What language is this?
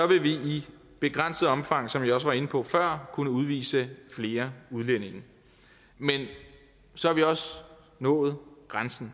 Danish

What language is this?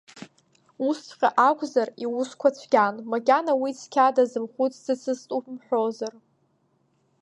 Abkhazian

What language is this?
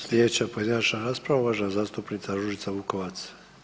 Croatian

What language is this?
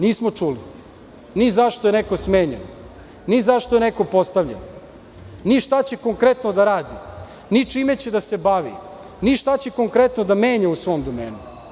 Serbian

